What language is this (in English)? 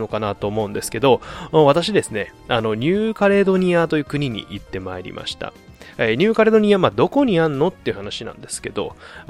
Japanese